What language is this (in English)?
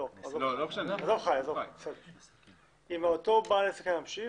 Hebrew